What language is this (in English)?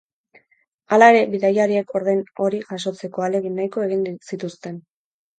Basque